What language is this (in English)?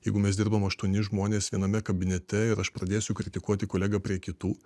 Lithuanian